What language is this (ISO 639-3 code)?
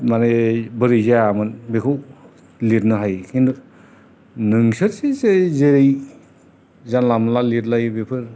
brx